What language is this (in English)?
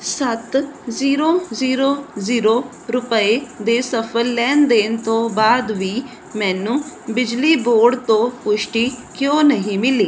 Punjabi